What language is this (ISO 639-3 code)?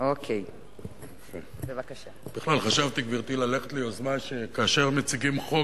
heb